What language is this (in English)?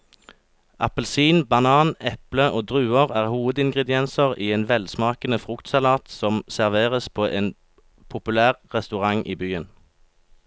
Norwegian